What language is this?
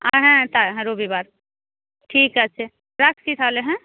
Bangla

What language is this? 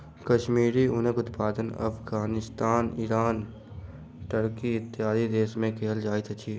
Maithili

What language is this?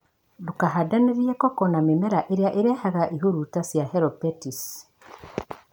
Kikuyu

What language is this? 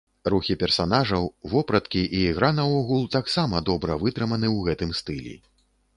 Belarusian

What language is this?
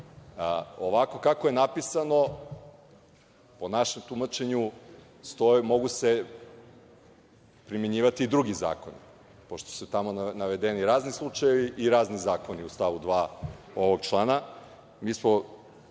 Serbian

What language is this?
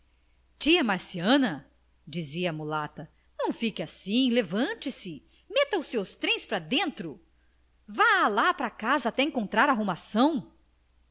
Portuguese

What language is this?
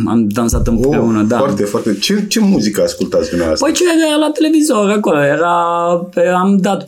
Romanian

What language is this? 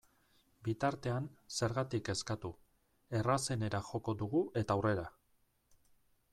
Basque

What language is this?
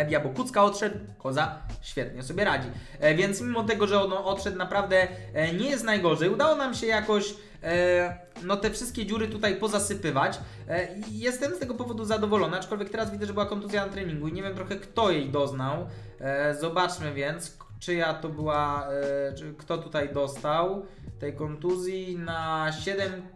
Polish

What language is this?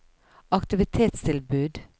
Norwegian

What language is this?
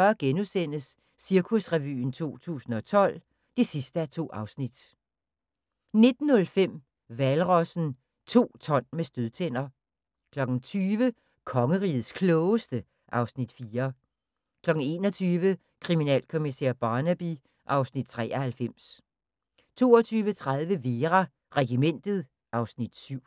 Danish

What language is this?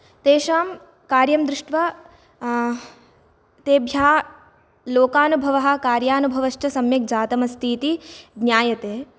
Sanskrit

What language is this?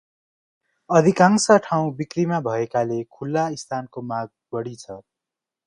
Nepali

